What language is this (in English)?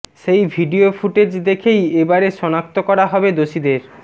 Bangla